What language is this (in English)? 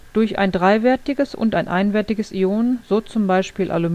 German